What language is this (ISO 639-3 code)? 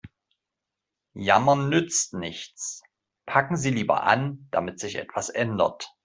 deu